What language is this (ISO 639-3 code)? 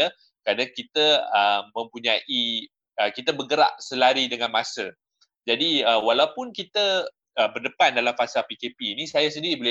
msa